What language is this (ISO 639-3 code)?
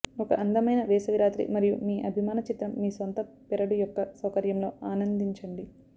tel